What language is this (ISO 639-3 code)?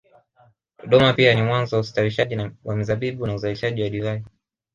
swa